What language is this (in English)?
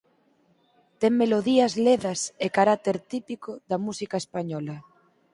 Galician